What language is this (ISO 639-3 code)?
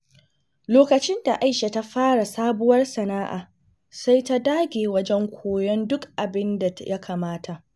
hau